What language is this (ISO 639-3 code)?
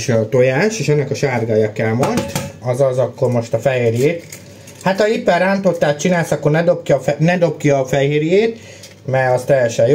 hun